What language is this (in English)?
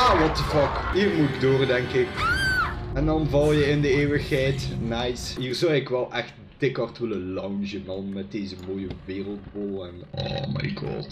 Dutch